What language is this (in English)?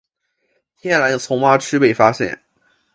Chinese